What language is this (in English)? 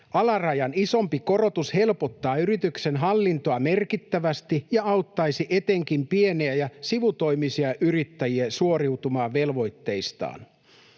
Finnish